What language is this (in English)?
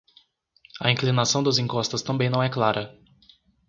Portuguese